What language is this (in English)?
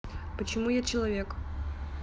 Russian